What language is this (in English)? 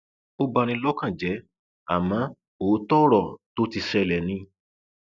Yoruba